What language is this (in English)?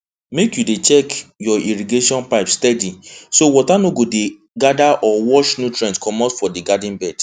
Nigerian Pidgin